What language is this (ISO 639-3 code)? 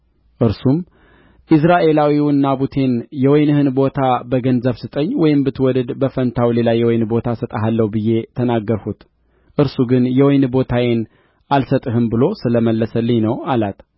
amh